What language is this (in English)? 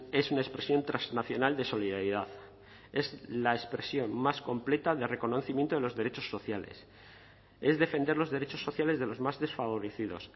Spanish